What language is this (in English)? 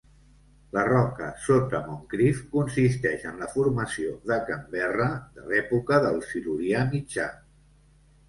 Catalan